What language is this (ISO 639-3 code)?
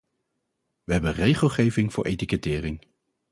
nld